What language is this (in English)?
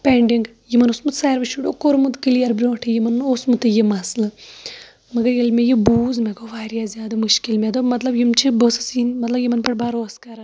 Kashmiri